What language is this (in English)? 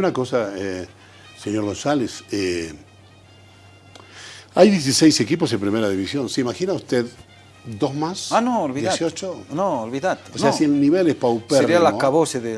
Spanish